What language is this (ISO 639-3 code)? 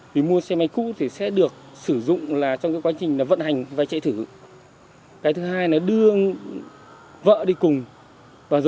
vie